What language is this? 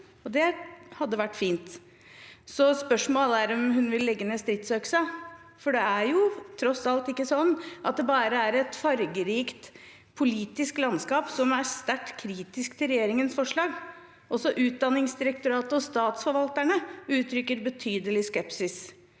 Norwegian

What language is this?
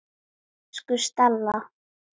Icelandic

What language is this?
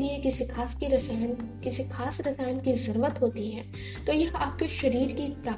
Hindi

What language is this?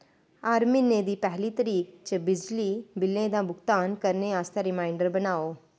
Dogri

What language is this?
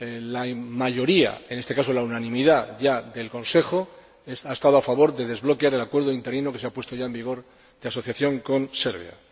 Spanish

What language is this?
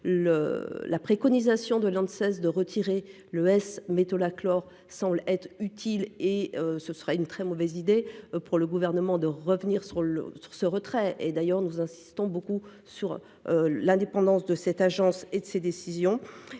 French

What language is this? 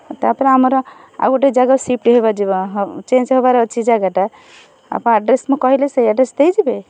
Odia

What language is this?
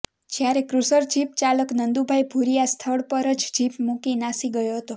Gujarati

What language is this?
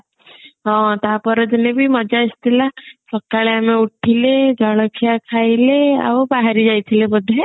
Odia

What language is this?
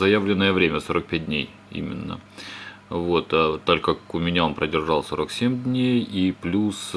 Russian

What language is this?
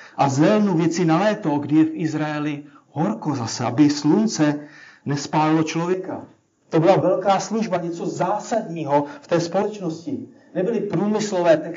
Czech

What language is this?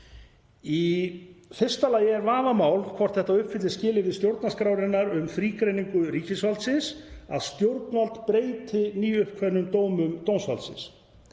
Icelandic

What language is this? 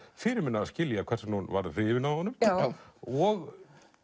Icelandic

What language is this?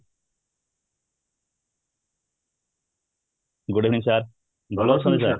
Odia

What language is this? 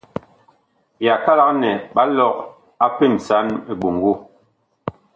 Bakoko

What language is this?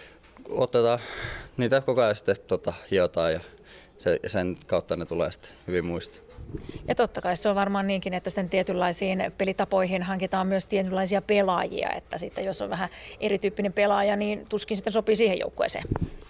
Finnish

